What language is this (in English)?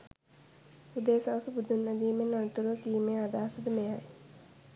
Sinhala